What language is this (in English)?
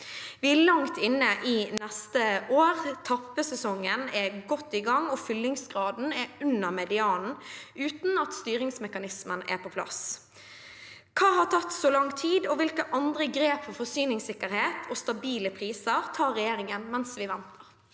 Norwegian